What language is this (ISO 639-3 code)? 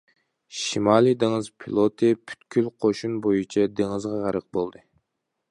uig